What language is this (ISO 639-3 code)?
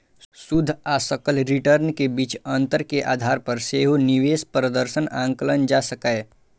mai